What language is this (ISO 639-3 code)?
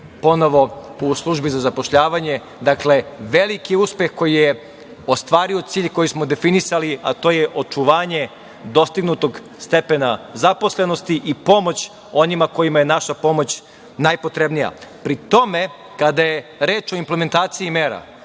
srp